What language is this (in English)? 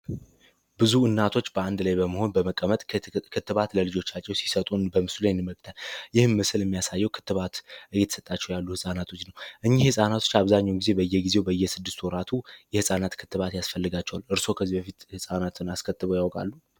Amharic